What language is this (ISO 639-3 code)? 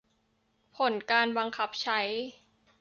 tha